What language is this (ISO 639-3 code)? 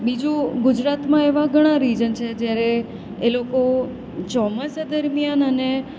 guj